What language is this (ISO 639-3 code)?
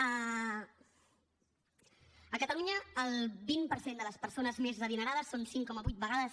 cat